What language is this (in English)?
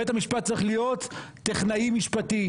Hebrew